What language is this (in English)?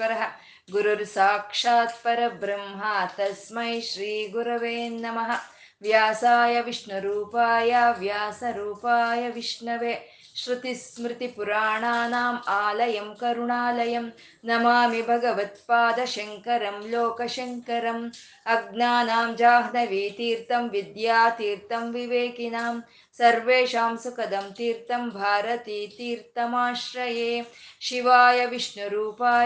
Kannada